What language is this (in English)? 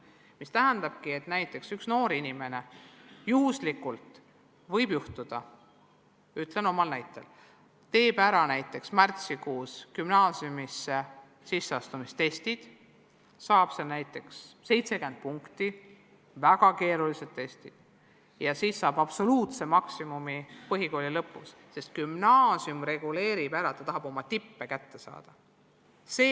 Estonian